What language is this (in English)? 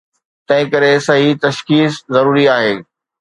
Sindhi